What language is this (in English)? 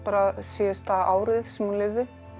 Icelandic